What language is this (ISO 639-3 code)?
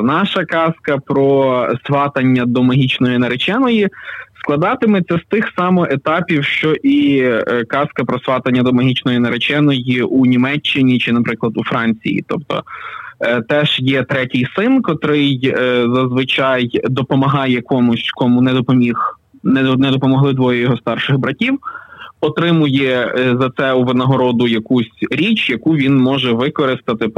ukr